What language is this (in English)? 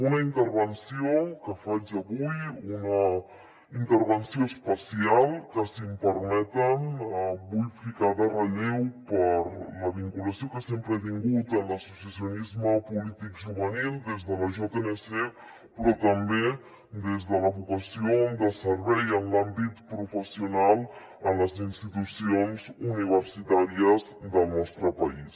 Catalan